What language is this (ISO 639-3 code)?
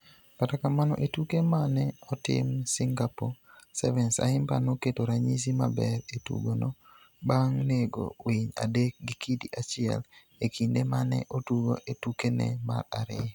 luo